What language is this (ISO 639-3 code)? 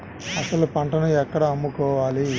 tel